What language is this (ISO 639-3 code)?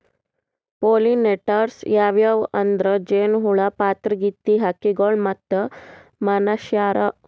kan